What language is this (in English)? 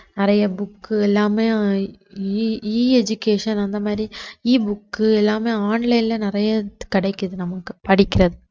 Tamil